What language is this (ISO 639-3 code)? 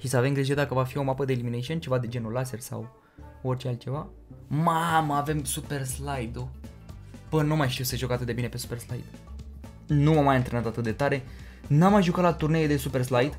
ron